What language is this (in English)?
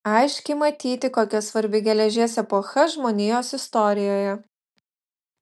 Lithuanian